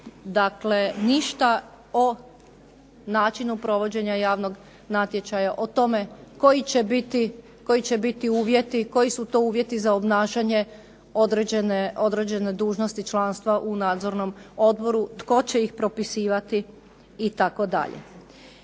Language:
Croatian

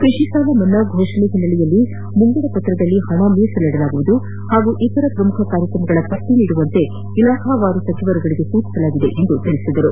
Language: Kannada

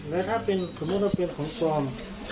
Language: Thai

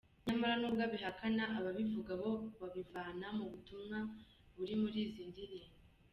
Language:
Kinyarwanda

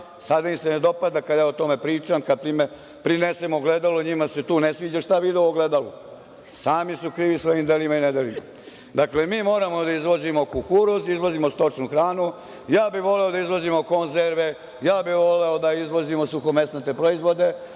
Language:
Serbian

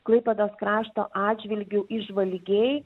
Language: Lithuanian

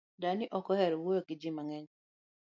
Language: Luo (Kenya and Tanzania)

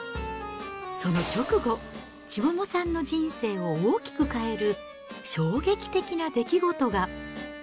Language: Japanese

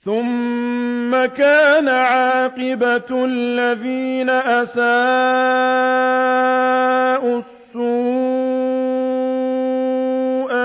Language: Arabic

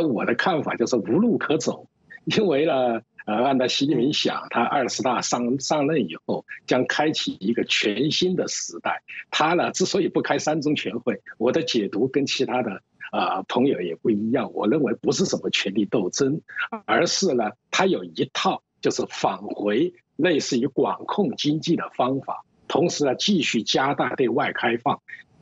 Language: Chinese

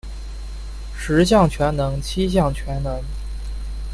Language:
Chinese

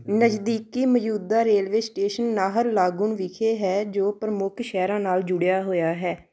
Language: Punjabi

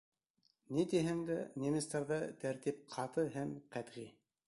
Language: Bashkir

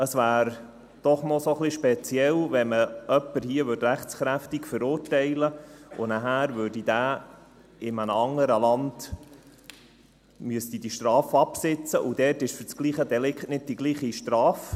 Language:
Swiss German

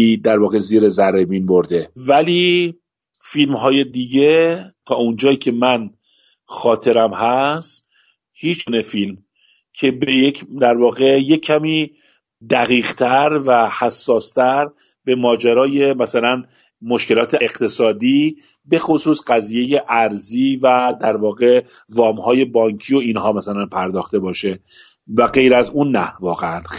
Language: Persian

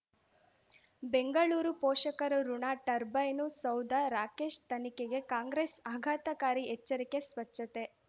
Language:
Kannada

